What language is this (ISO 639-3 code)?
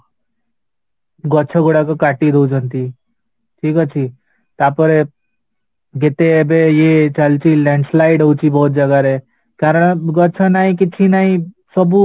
ori